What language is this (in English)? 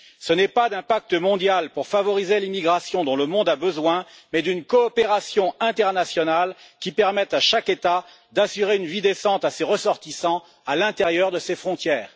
French